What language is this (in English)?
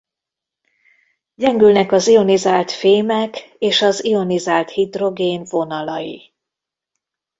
Hungarian